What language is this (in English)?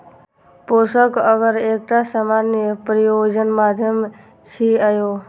Maithili